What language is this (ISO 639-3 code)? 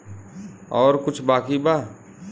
bho